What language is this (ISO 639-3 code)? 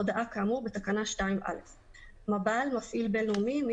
heb